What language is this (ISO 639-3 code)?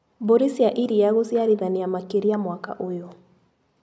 kik